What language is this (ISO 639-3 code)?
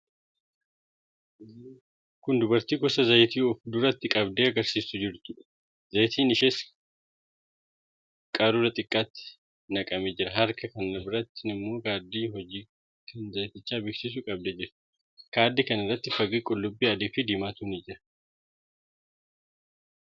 orm